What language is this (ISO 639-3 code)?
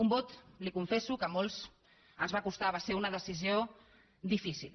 cat